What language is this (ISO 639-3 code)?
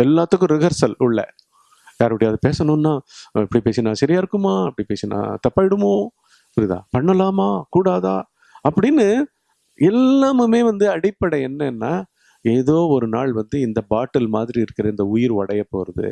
tam